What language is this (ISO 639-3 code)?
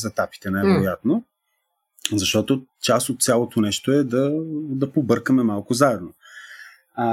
bul